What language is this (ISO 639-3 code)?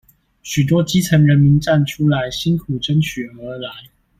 zho